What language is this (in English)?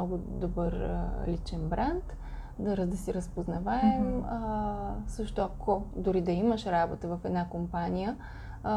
Bulgarian